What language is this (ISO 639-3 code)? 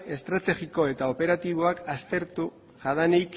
eus